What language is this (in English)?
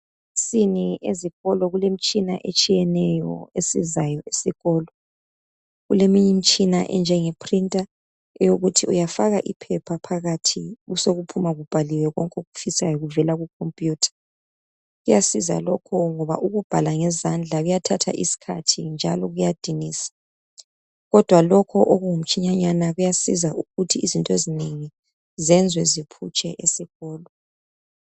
North Ndebele